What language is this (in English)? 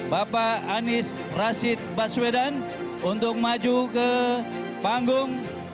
Indonesian